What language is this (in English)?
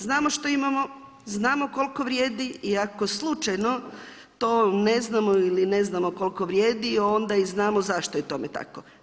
Croatian